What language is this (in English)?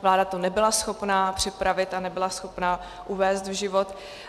Czech